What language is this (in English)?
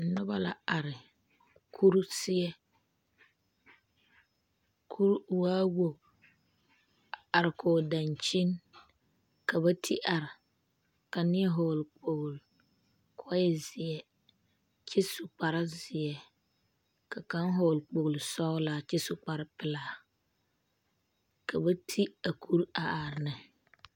Southern Dagaare